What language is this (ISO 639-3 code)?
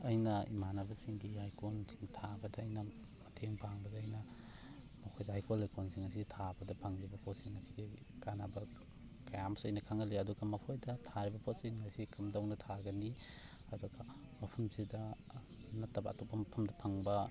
mni